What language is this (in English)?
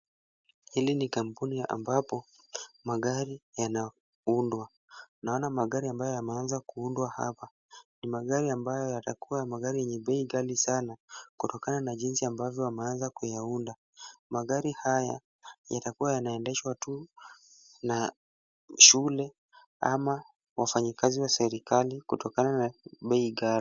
Swahili